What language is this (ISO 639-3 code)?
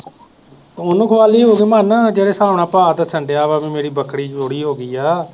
pan